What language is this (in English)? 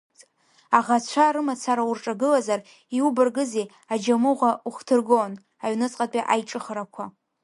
Abkhazian